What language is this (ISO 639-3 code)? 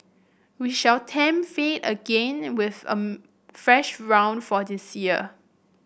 eng